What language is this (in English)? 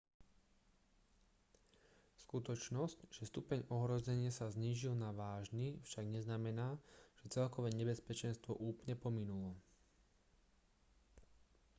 Slovak